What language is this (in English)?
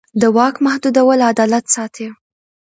Pashto